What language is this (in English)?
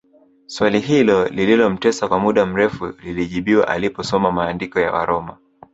Swahili